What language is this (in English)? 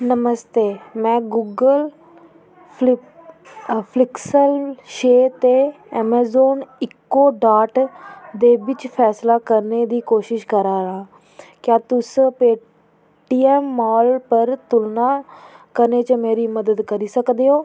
Dogri